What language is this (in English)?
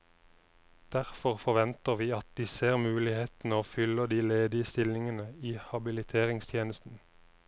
Norwegian